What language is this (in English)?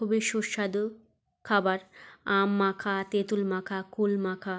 Bangla